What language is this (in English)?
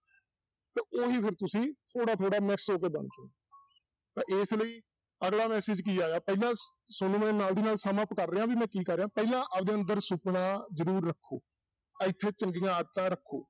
Punjabi